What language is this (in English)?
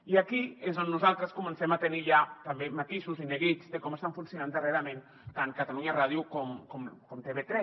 Catalan